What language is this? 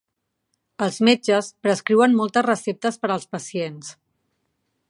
Catalan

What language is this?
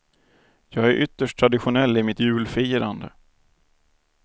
Swedish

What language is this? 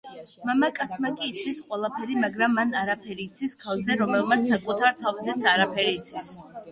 Georgian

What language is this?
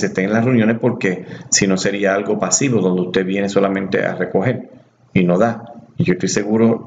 Spanish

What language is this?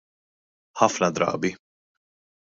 Maltese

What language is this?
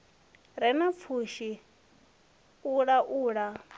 Venda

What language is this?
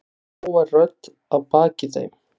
Icelandic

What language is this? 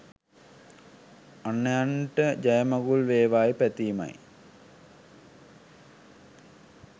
Sinhala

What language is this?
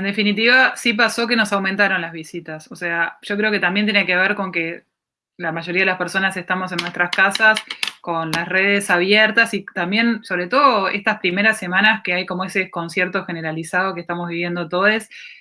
Spanish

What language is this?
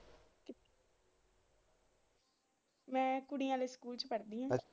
Punjabi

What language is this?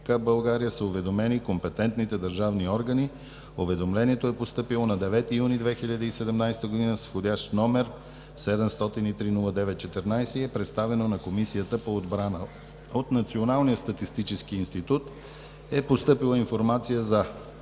Bulgarian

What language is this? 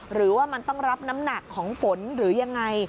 Thai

